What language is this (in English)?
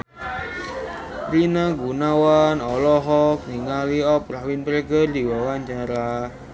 Sundanese